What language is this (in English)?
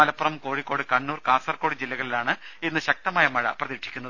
Malayalam